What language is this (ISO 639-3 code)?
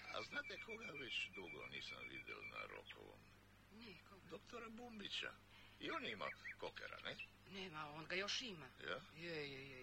hrv